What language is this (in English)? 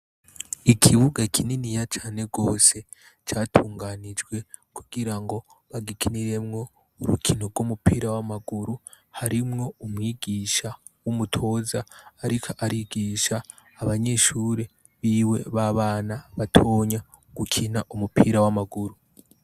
Rundi